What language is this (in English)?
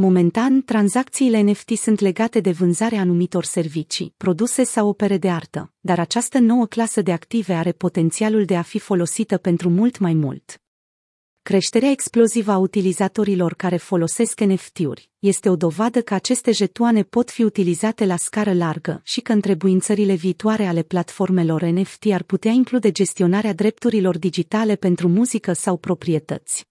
Romanian